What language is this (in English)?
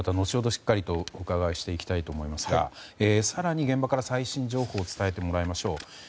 Japanese